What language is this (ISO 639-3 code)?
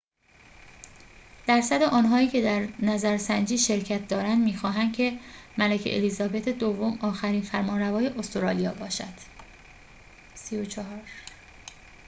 fas